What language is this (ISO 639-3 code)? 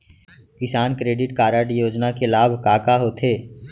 hne